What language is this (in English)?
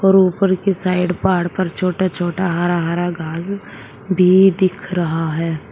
Hindi